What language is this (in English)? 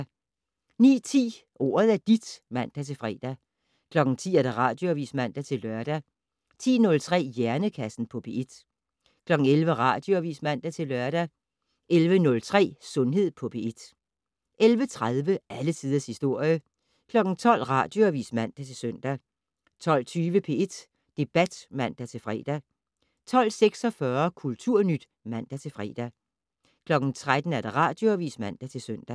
Danish